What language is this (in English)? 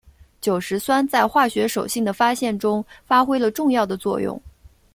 Chinese